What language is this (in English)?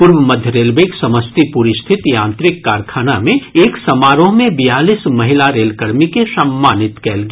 Maithili